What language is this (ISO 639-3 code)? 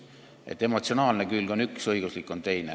est